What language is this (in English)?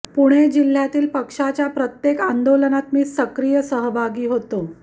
Marathi